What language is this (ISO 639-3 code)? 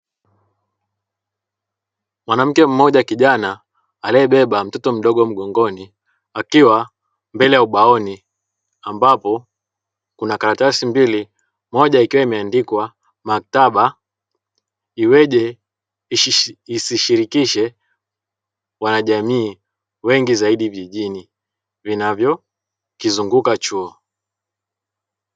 swa